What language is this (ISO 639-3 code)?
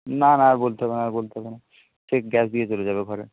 ben